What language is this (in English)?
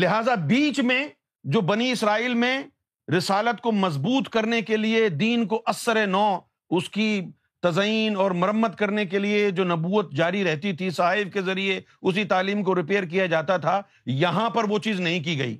Urdu